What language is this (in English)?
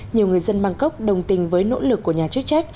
Vietnamese